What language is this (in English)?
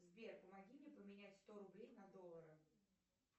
Russian